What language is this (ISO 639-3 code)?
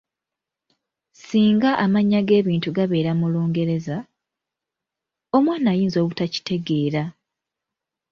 lug